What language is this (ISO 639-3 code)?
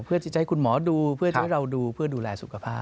tha